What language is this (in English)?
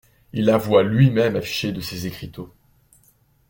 French